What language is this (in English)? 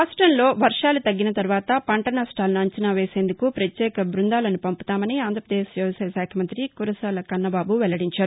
Telugu